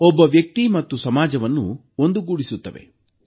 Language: Kannada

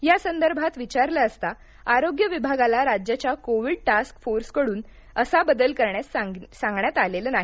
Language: Marathi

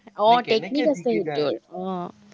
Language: Assamese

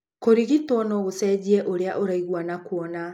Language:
Kikuyu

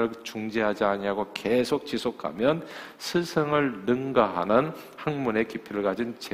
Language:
Korean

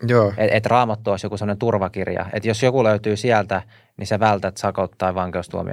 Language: Finnish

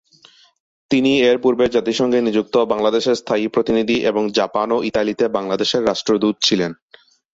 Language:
Bangla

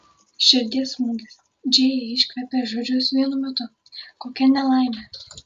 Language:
Lithuanian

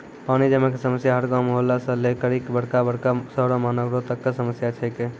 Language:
Maithili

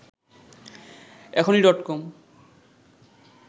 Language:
Bangla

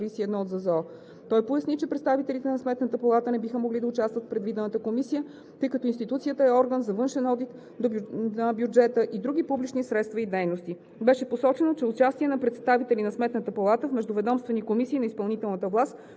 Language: Bulgarian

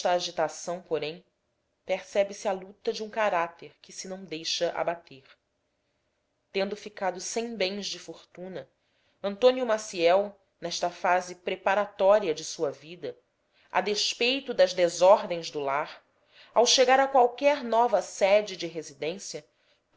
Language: Portuguese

